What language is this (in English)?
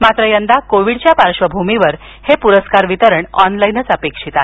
Marathi